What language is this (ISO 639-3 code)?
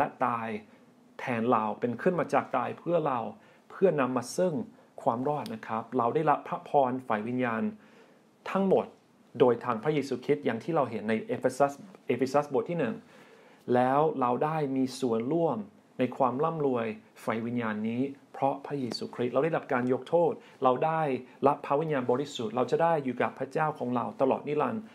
tha